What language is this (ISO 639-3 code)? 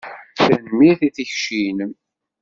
kab